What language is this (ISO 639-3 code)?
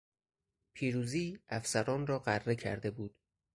fas